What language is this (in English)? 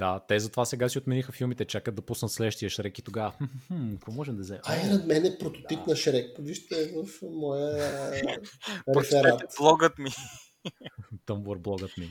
Bulgarian